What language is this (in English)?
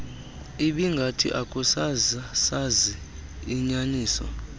Xhosa